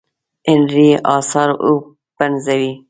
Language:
Pashto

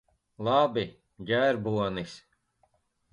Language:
Latvian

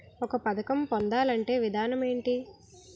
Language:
Telugu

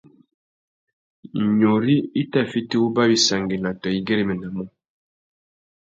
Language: Tuki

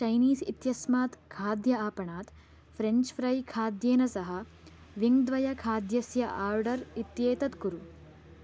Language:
Sanskrit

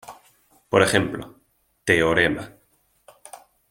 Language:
Spanish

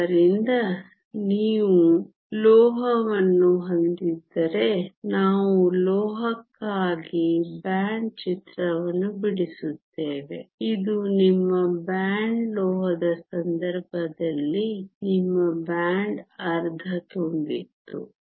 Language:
Kannada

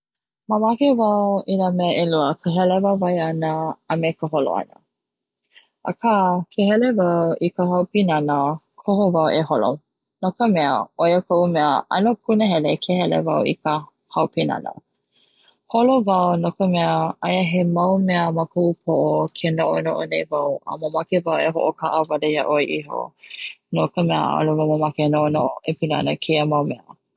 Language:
Hawaiian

